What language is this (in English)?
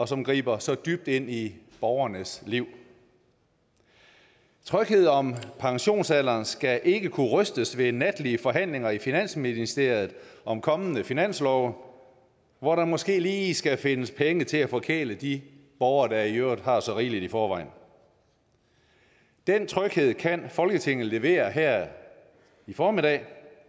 Danish